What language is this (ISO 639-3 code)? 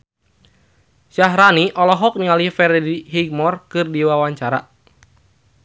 sun